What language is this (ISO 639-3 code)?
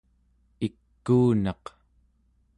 esu